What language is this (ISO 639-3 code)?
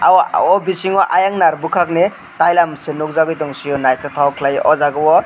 trp